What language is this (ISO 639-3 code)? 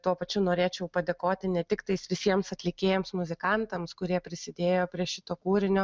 lit